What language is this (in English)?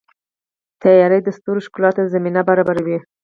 Pashto